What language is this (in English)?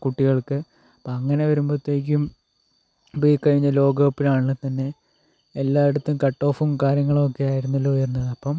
Malayalam